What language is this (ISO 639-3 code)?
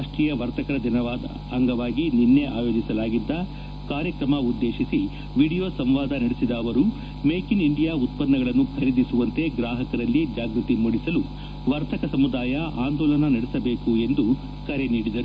kan